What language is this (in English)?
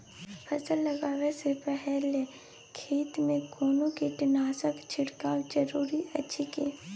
Maithili